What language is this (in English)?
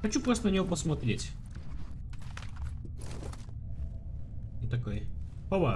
Russian